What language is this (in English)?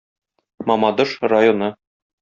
Tatar